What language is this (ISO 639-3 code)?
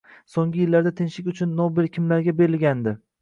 uzb